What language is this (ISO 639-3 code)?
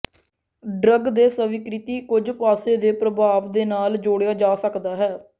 pan